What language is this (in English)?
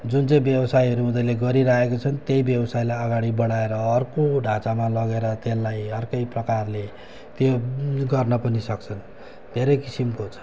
Nepali